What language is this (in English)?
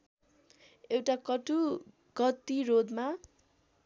Nepali